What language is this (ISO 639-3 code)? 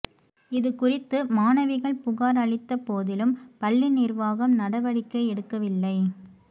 tam